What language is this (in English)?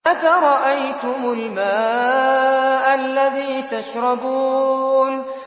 Arabic